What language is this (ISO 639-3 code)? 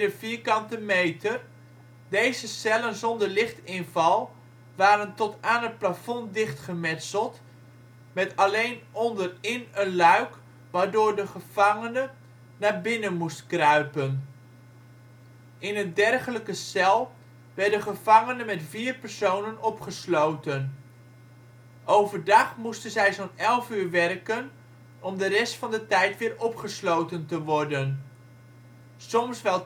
nld